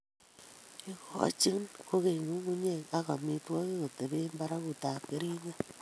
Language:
Kalenjin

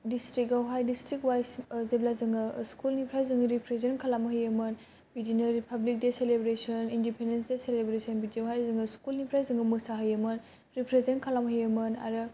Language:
Bodo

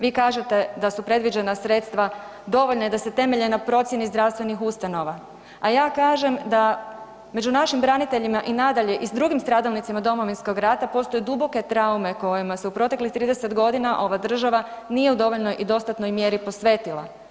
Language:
Croatian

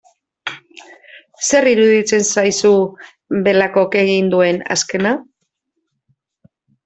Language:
Basque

